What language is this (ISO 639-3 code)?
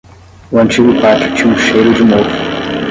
por